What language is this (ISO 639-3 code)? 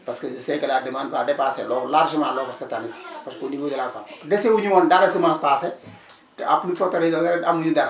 wol